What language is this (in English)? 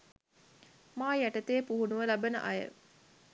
Sinhala